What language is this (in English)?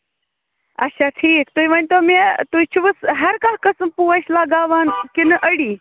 Kashmiri